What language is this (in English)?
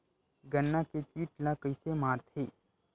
Chhattisgarhi